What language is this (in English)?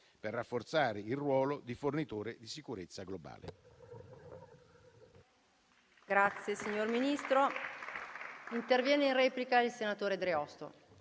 Italian